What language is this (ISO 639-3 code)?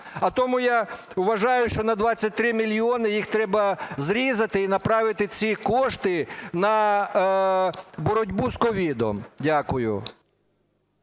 ukr